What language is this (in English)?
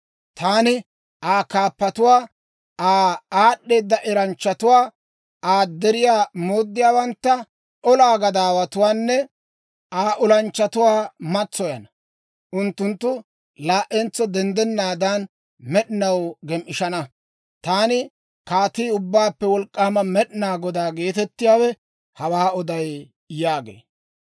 Dawro